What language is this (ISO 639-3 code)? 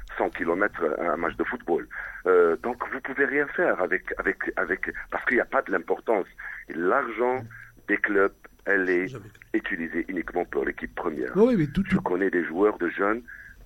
fra